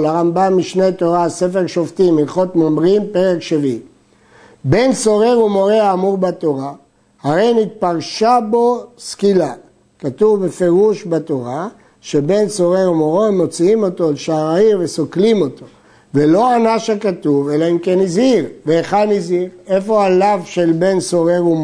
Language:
Hebrew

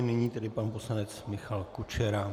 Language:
Czech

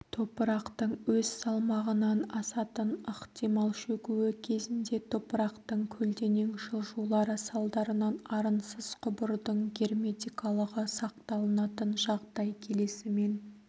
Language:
Kazakh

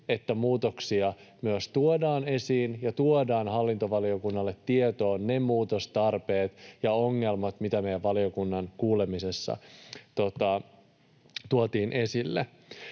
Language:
Finnish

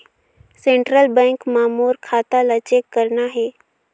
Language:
Chhattisgarhi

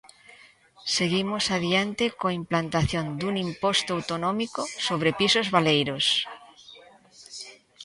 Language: Galician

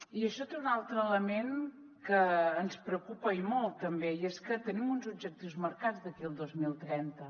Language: Catalan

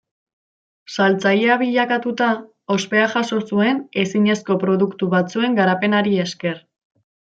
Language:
Basque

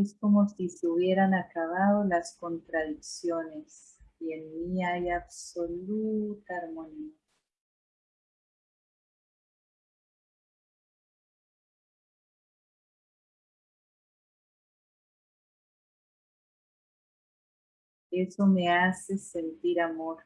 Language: Spanish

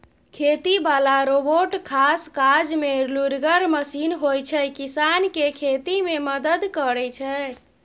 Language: Maithili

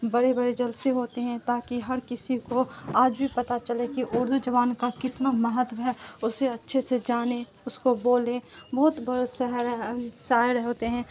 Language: Urdu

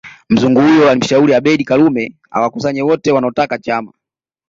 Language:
Swahili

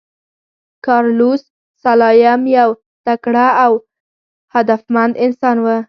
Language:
Pashto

